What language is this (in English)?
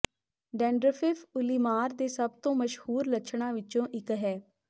Punjabi